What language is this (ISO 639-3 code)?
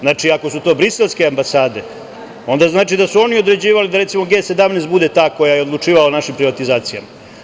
srp